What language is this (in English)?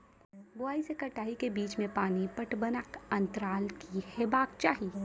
Maithili